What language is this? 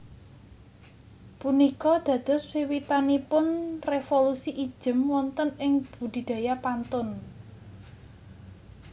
Javanese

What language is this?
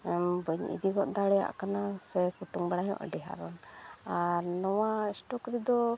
Santali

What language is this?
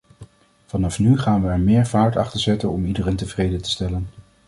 Dutch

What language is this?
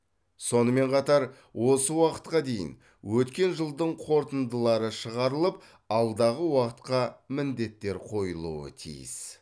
Kazakh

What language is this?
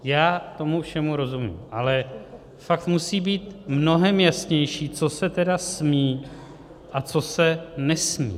Czech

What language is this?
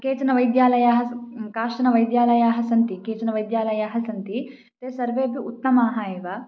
Sanskrit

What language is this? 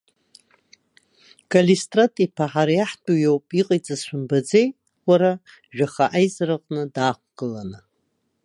Abkhazian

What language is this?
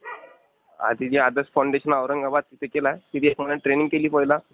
Marathi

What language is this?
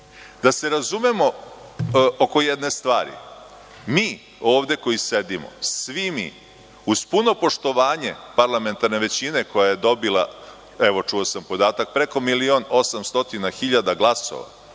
Serbian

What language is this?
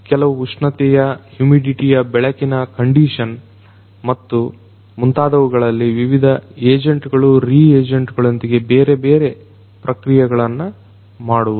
Kannada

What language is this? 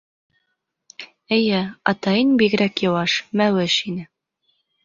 Bashkir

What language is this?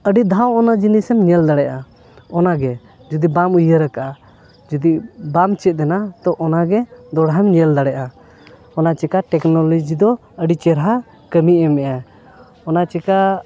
Santali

